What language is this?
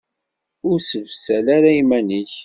Kabyle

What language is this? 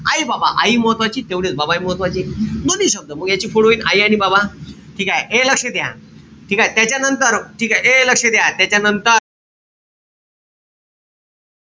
Marathi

